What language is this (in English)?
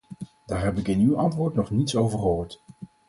Dutch